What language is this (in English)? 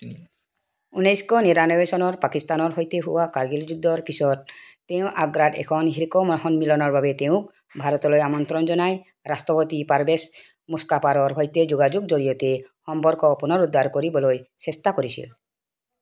Assamese